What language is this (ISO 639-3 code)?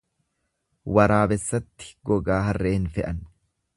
orm